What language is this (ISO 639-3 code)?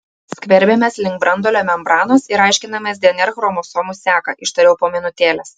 lit